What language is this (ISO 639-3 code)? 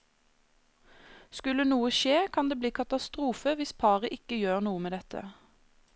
nor